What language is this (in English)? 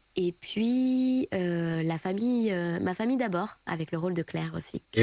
French